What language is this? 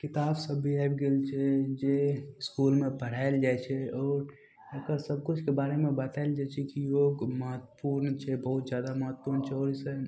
Maithili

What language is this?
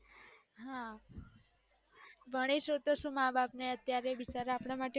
Gujarati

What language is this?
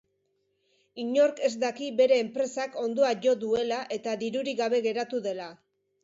Basque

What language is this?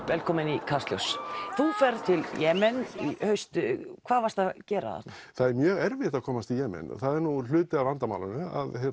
Icelandic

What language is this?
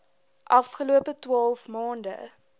Afrikaans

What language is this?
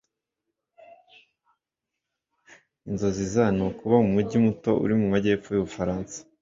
Kinyarwanda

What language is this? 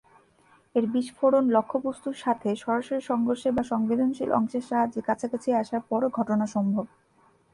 Bangla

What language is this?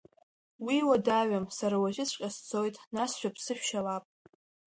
Abkhazian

